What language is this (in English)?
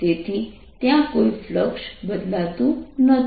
Gujarati